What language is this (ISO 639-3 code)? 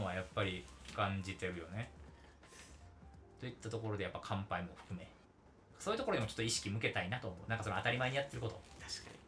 jpn